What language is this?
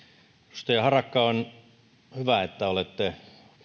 Finnish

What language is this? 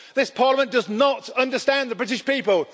English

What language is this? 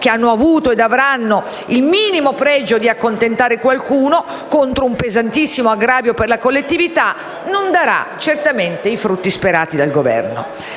Italian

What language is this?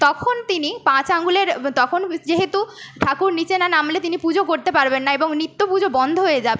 Bangla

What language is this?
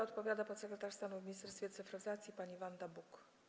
Polish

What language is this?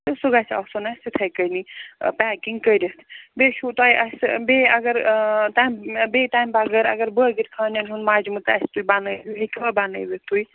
Kashmiri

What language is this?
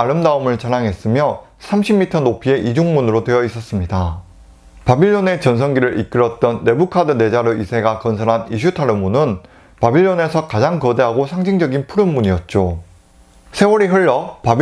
Korean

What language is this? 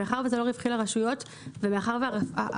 Hebrew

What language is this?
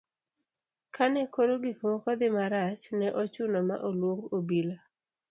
Luo (Kenya and Tanzania)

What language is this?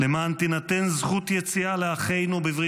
Hebrew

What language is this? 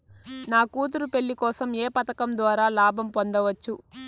Telugu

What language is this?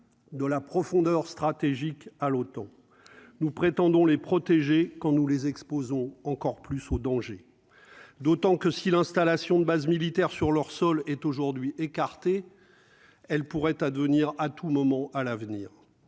French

